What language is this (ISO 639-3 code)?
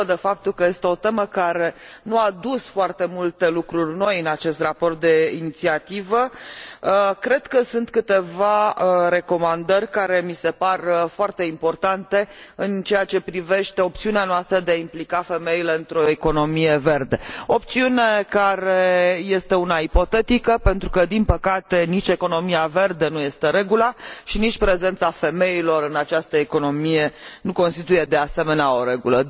ron